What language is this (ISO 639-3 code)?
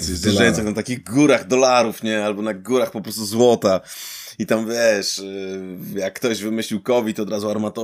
pol